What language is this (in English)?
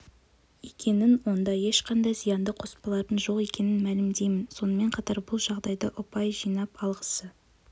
Kazakh